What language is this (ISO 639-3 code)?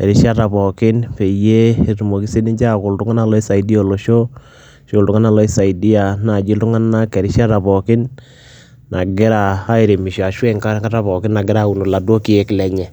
mas